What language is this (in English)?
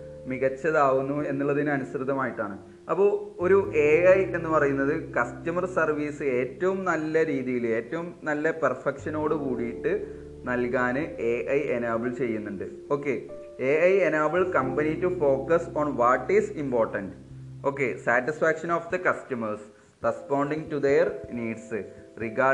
Malayalam